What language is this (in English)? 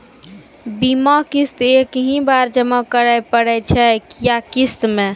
Maithili